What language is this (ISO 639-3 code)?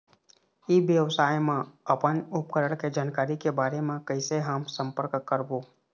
hne